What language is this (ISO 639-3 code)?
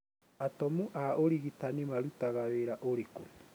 kik